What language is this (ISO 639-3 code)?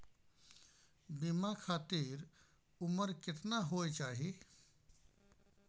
mai